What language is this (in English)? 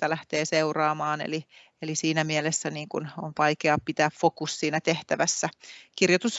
Finnish